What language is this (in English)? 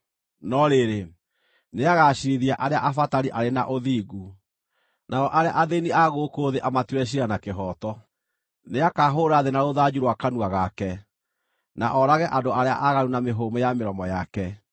Kikuyu